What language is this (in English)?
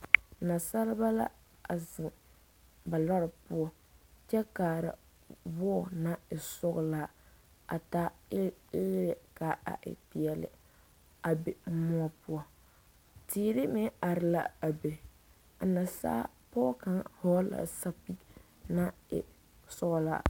Southern Dagaare